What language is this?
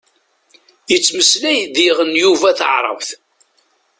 Kabyle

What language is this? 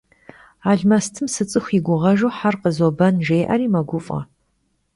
Kabardian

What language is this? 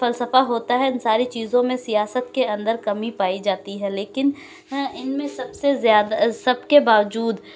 Urdu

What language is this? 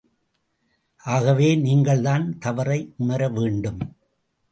Tamil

